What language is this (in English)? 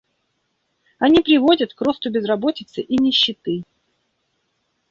Russian